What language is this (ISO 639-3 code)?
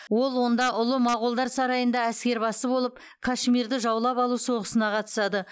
kaz